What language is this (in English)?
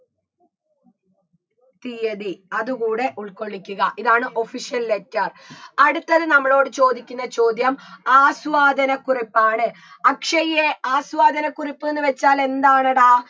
Malayalam